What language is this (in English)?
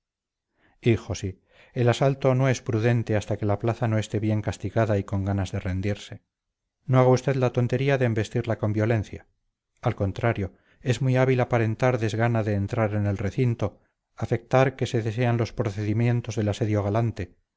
Spanish